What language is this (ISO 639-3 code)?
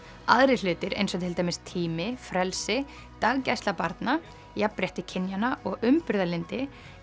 isl